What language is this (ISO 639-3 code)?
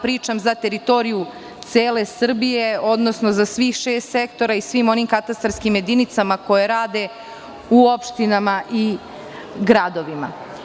srp